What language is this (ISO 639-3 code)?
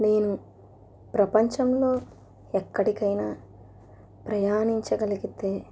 tel